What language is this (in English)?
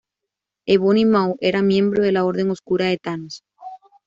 Spanish